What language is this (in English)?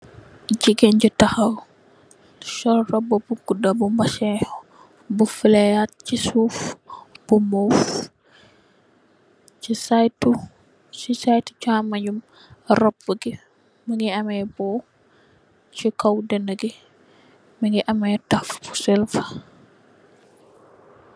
Wolof